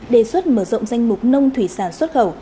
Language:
Vietnamese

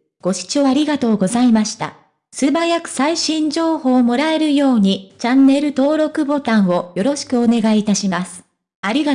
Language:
Japanese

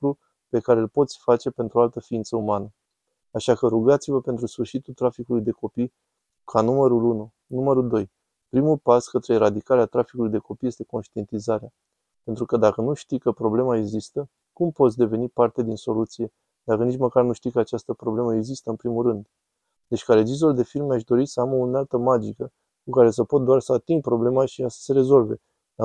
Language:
Romanian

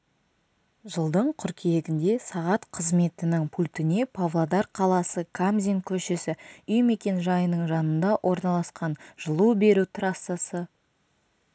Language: Kazakh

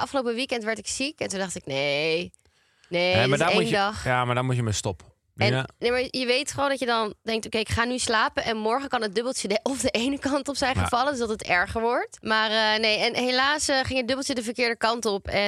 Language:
Dutch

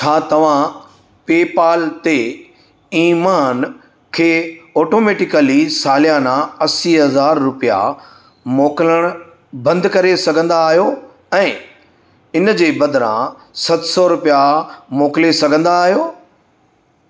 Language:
Sindhi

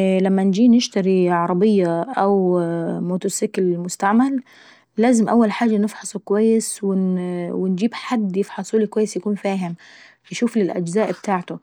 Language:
Saidi Arabic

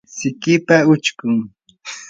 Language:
Yanahuanca Pasco Quechua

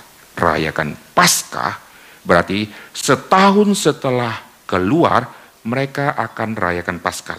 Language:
Indonesian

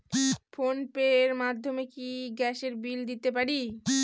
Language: Bangla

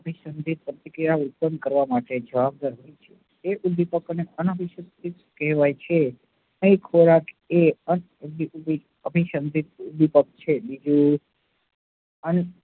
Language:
Gujarati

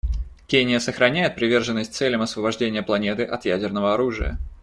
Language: Russian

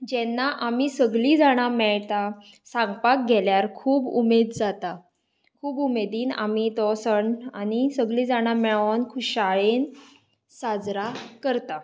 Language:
Konkani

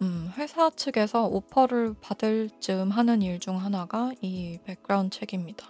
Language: Korean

